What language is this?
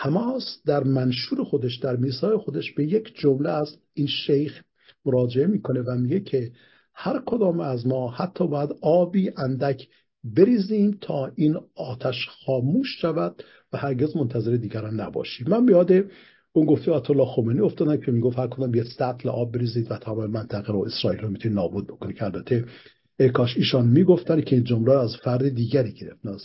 Persian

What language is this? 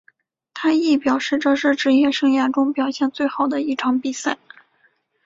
Chinese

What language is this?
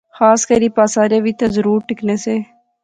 Pahari-Potwari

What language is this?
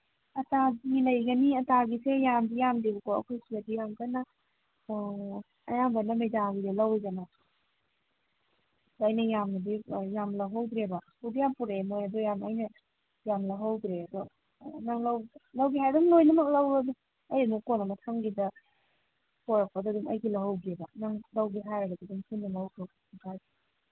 Manipuri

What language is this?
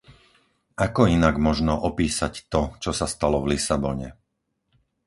Slovak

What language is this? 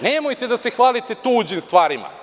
Serbian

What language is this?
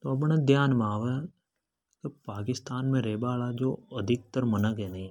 Hadothi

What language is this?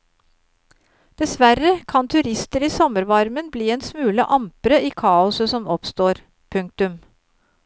Norwegian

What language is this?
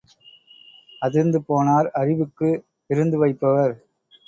Tamil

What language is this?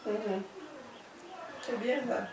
Wolof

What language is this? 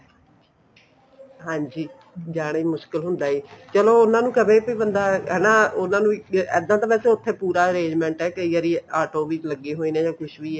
Punjabi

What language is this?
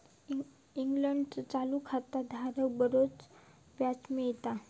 Marathi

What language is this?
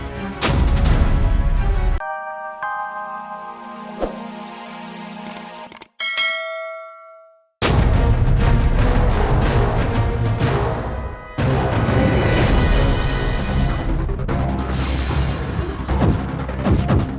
Indonesian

